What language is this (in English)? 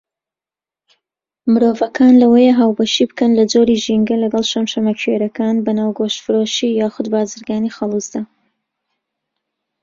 Central Kurdish